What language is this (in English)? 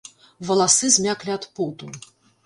Belarusian